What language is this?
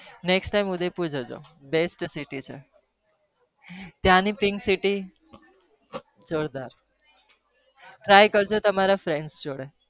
Gujarati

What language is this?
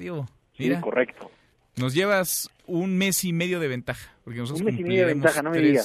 Spanish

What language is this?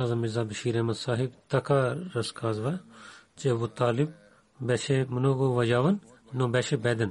Bulgarian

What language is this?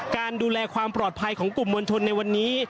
Thai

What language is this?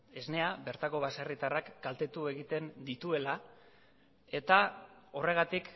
Basque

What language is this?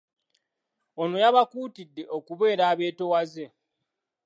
Ganda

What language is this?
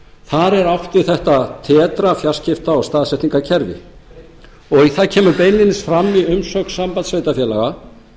Icelandic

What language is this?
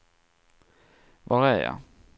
Swedish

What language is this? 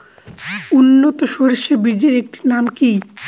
Bangla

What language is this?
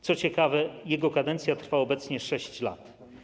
Polish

